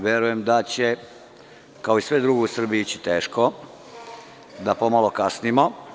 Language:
Serbian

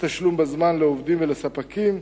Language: Hebrew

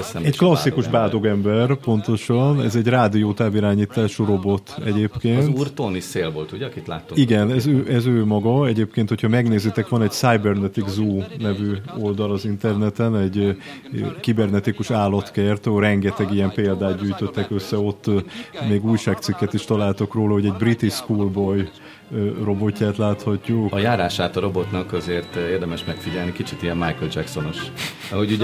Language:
Hungarian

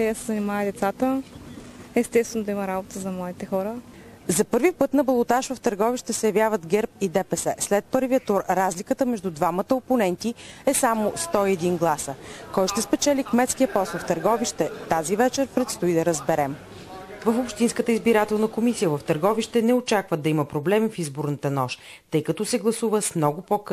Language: Bulgarian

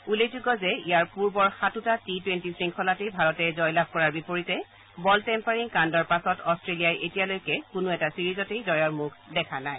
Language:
Assamese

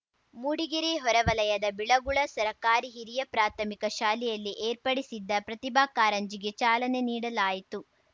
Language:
Kannada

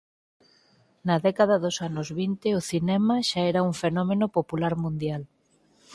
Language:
Galician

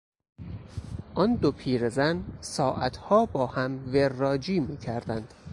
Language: Persian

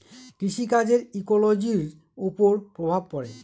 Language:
Bangla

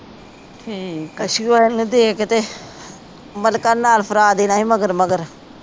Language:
Punjabi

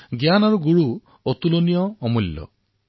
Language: Assamese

